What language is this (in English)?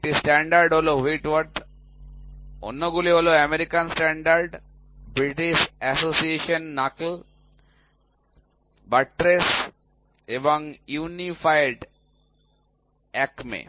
Bangla